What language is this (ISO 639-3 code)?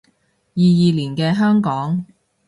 yue